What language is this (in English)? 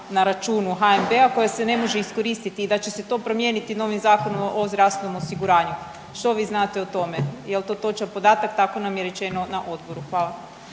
Croatian